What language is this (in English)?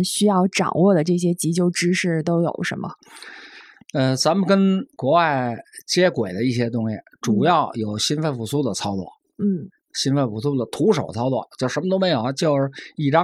Chinese